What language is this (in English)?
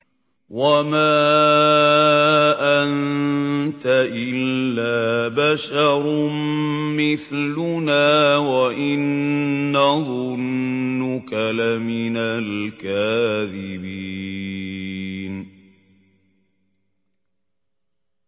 Arabic